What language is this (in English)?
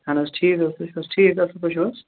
Kashmiri